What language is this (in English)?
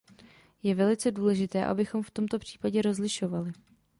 Czech